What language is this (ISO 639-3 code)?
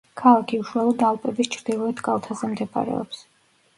kat